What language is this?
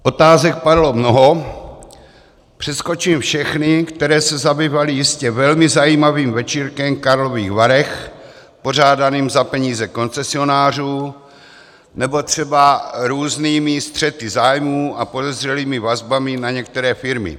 Czech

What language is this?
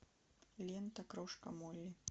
Russian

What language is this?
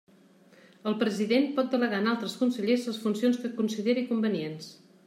Catalan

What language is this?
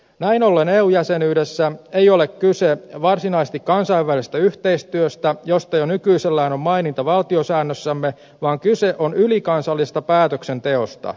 Finnish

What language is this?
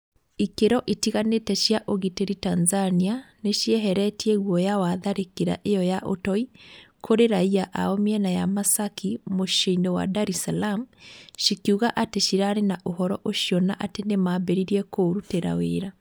Kikuyu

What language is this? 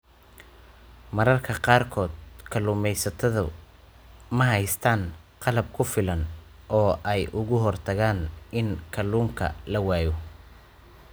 Somali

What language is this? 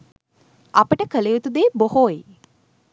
Sinhala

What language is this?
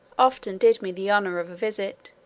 English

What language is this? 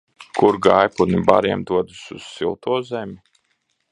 Latvian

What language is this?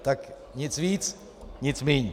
Czech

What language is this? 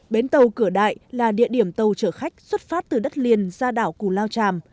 Vietnamese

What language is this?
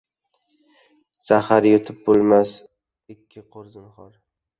Uzbek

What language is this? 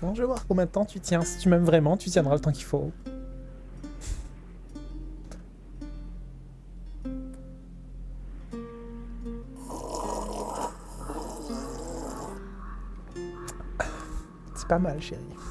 French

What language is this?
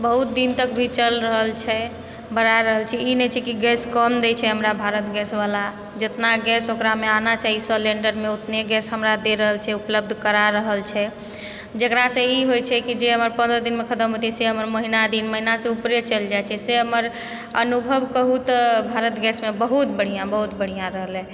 Maithili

